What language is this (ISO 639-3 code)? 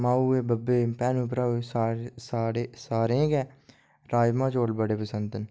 doi